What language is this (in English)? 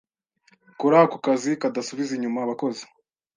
Kinyarwanda